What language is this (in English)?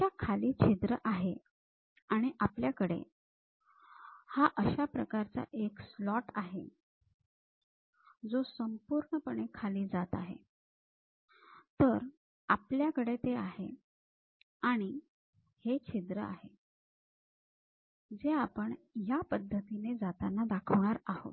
Marathi